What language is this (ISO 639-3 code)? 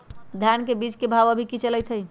mag